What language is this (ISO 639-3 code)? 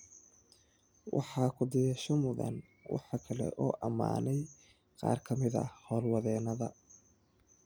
som